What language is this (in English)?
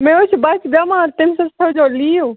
Kashmiri